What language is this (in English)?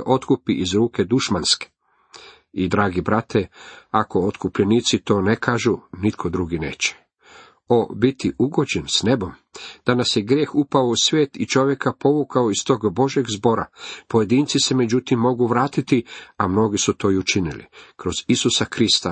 Croatian